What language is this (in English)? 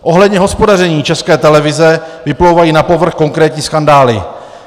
Czech